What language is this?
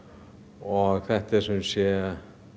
Icelandic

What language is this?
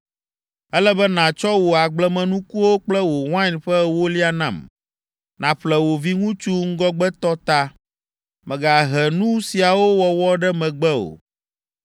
Ewe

